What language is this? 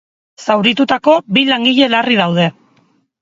Basque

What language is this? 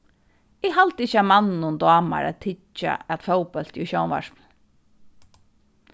Faroese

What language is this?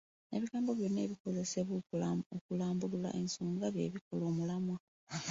Ganda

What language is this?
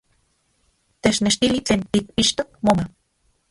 Central Puebla Nahuatl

